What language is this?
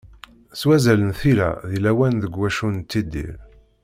Kabyle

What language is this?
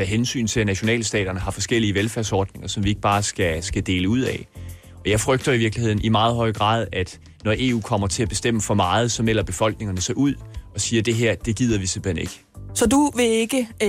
Danish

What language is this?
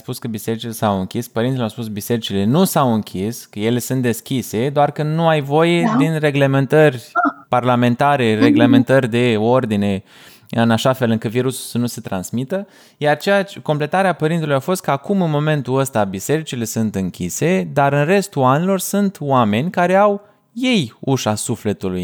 Romanian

